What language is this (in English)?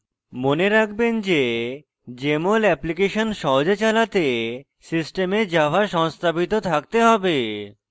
Bangla